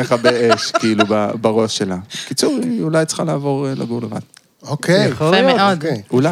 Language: Hebrew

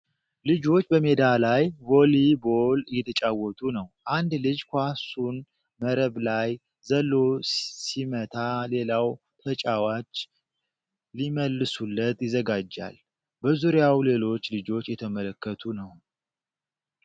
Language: Amharic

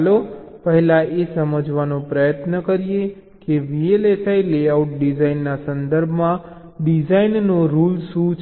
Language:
Gujarati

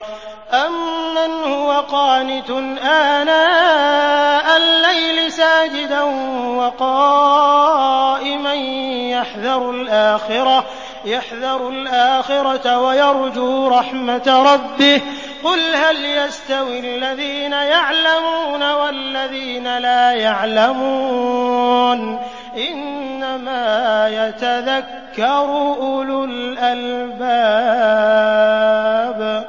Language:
Arabic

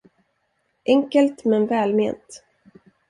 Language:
Swedish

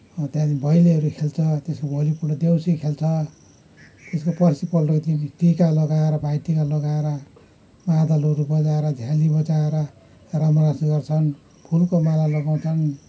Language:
Nepali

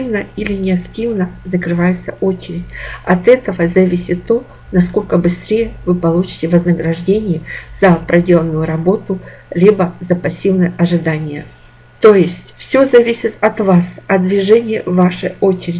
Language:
Russian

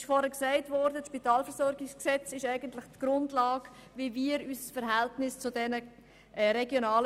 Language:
Swiss German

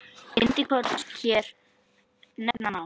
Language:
Icelandic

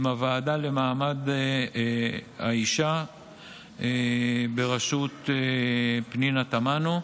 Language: Hebrew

